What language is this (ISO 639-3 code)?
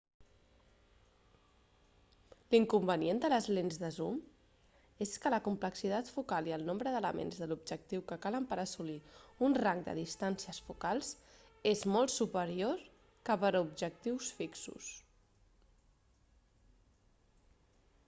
cat